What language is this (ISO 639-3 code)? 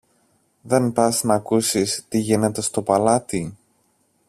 ell